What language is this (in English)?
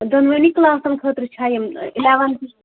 Kashmiri